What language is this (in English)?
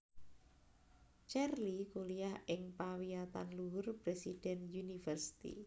Javanese